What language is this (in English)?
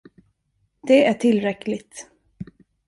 Swedish